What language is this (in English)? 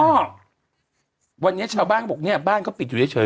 Thai